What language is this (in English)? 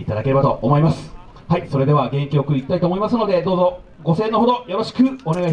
Japanese